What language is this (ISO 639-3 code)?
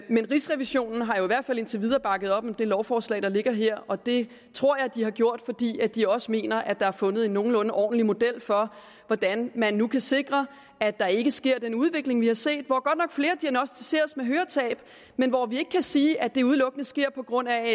dan